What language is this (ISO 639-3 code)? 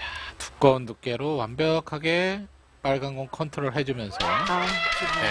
kor